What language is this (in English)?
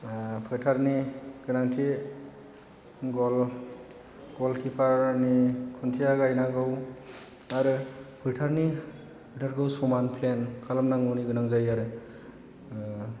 Bodo